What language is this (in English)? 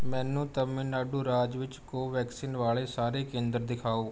Punjabi